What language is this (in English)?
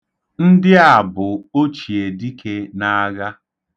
Igbo